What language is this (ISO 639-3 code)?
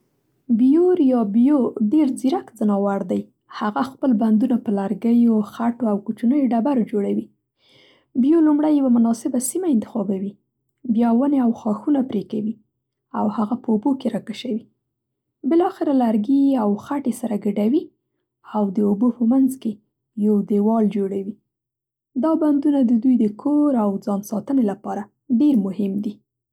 pst